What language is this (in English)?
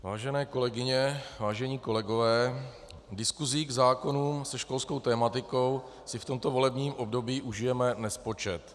Czech